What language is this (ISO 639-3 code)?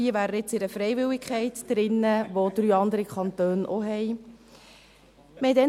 gsw